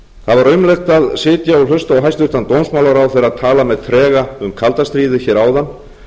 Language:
Icelandic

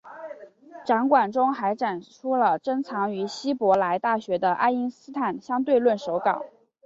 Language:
Chinese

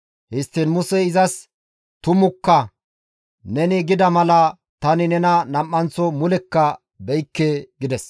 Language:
Gamo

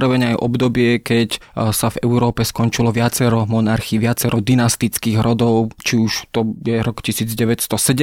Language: Slovak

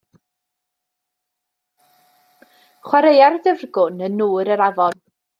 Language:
Welsh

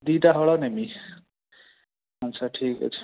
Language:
Odia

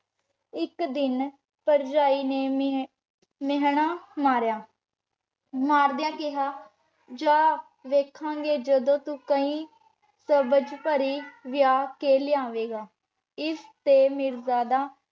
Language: Punjabi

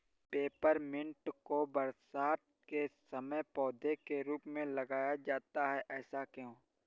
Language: Hindi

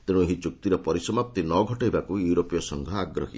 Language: Odia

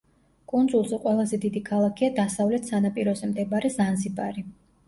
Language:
Georgian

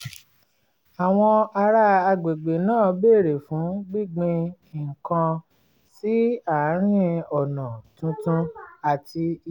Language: Yoruba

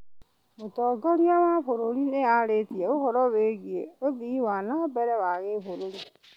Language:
Kikuyu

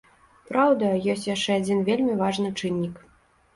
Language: Belarusian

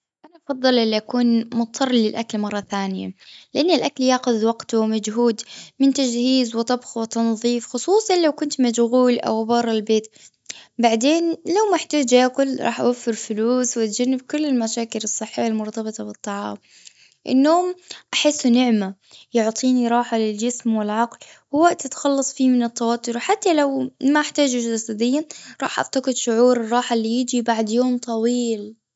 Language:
Gulf Arabic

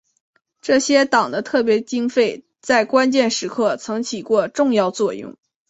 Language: Chinese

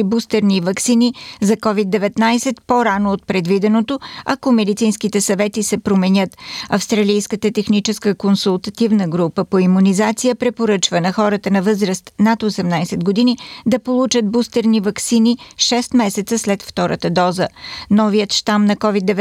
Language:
Bulgarian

